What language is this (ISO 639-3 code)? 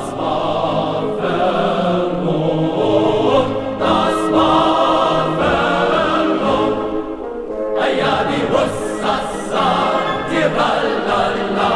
nld